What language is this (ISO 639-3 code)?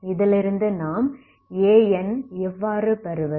tam